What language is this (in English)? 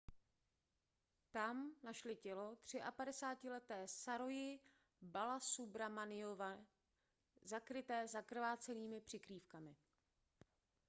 Czech